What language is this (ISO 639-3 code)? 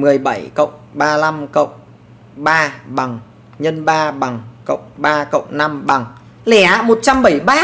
vie